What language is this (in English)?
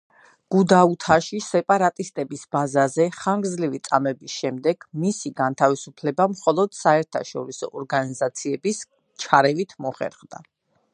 Georgian